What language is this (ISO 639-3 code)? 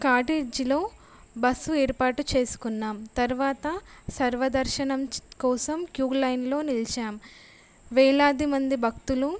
tel